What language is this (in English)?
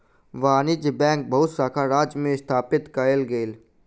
Maithili